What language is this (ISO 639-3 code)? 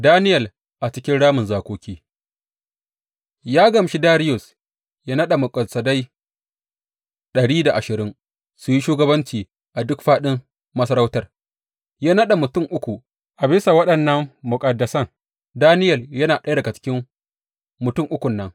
hau